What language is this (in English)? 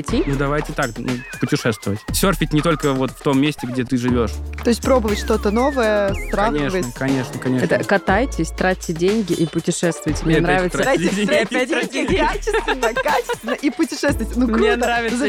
Russian